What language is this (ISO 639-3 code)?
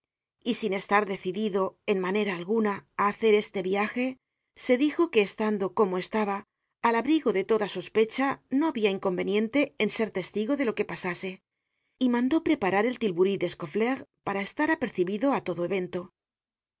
spa